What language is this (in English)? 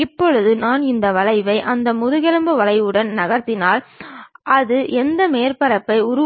Tamil